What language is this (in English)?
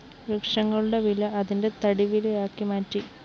Malayalam